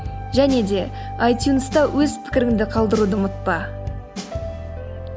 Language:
Kazakh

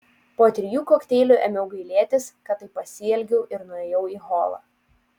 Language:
Lithuanian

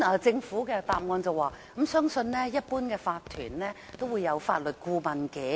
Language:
Cantonese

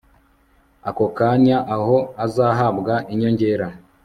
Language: Kinyarwanda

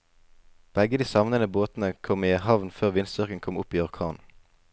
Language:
Norwegian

